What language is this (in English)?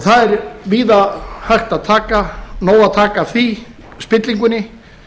Icelandic